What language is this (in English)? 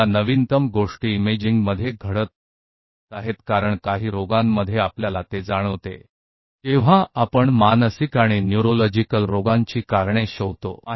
Hindi